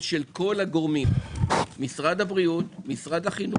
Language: Hebrew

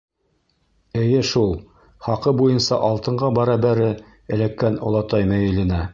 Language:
Bashkir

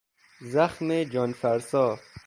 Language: Persian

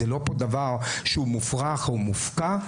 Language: Hebrew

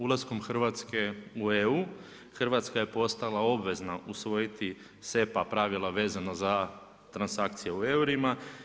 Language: Croatian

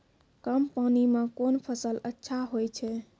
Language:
Maithili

